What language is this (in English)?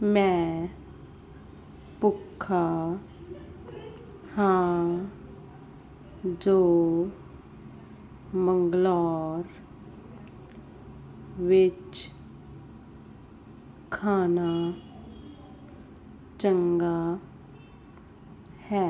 Punjabi